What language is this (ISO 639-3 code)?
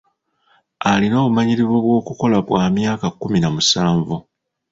lug